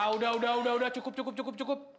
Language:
Indonesian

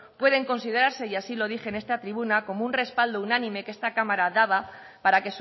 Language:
Spanish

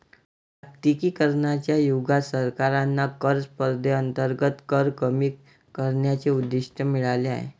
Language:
Marathi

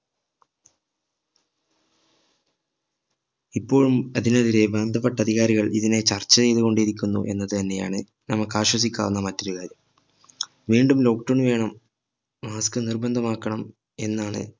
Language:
Malayalam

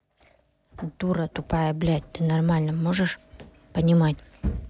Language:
Russian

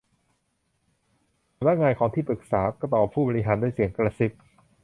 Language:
Thai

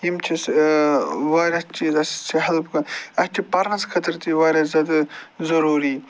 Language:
Kashmiri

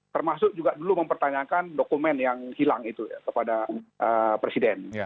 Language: Indonesian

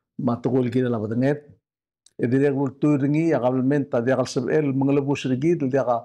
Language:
Arabic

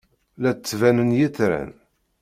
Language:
Kabyle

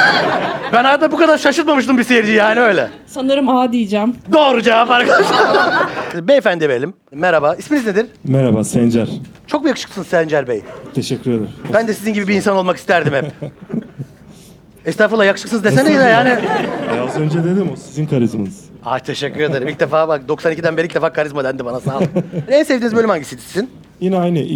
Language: Turkish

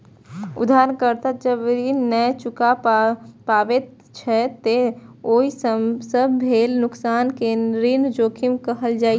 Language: Maithili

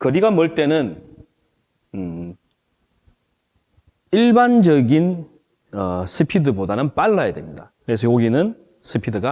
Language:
Korean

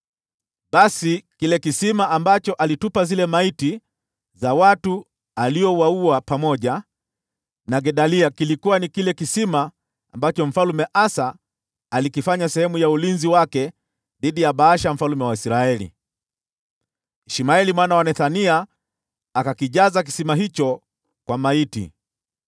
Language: Swahili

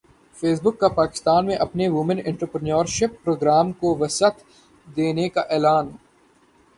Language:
Urdu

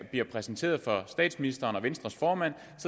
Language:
Danish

